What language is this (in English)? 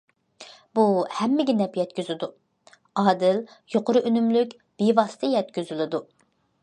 Uyghur